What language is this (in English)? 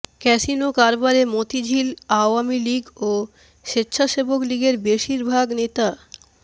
Bangla